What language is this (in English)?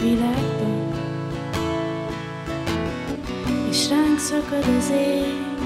Hungarian